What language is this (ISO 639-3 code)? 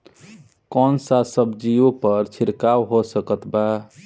bho